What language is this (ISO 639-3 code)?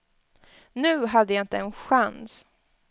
swe